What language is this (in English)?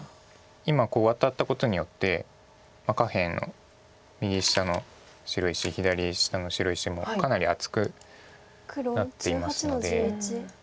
Japanese